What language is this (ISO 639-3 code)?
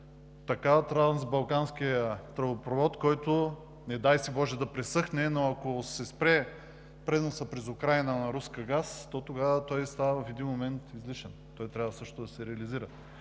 bul